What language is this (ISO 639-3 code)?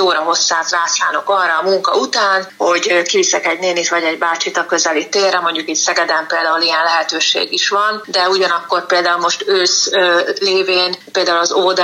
hun